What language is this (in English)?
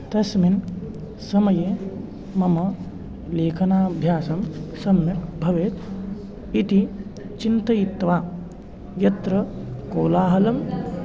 Sanskrit